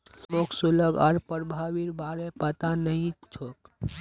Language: Magahi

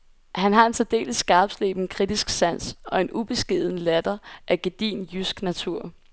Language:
Danish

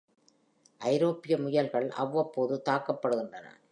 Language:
Tamil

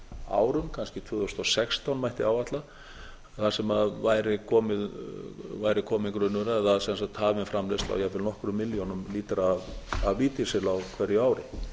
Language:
Icelandic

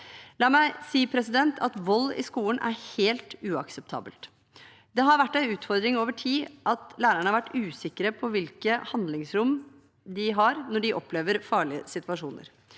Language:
Norwegian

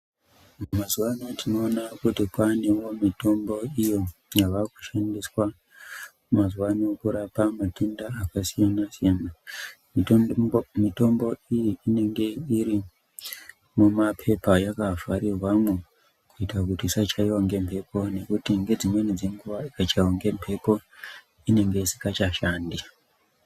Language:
Ndau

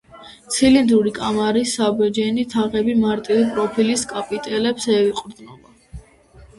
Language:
Georgian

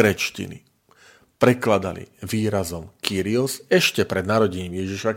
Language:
Slovak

